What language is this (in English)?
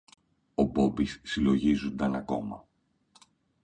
Greek